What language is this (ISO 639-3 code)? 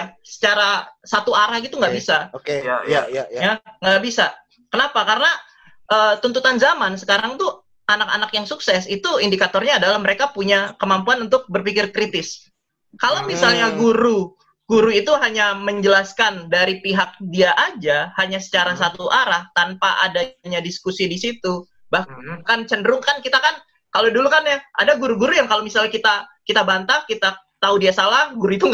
ind